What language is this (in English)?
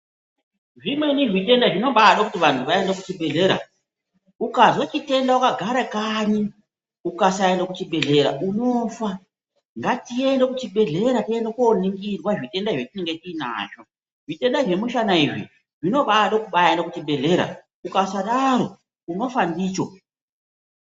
Ndau